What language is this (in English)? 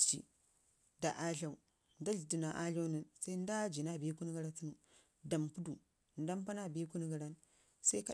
Ngizim